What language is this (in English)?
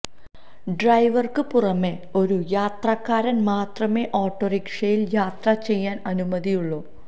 Malayalam